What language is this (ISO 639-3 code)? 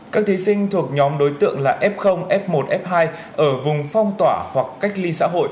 vie